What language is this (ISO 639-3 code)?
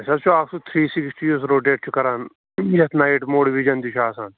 kas